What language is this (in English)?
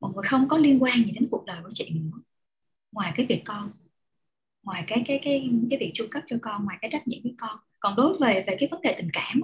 Vietnamese